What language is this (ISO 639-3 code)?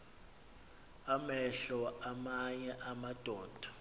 xho